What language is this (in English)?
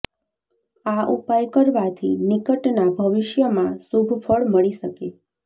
Gujarati